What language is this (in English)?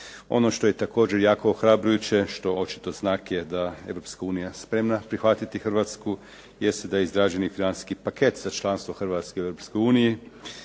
Croatian